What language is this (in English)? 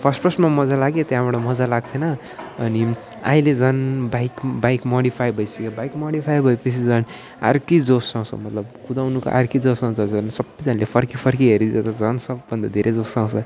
Nepali